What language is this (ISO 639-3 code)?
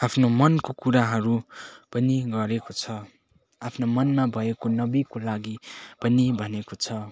nep